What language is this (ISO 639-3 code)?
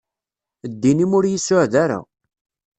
kab